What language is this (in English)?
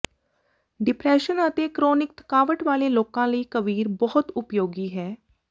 Punjabi